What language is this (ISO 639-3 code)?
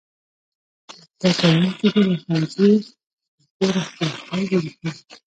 pus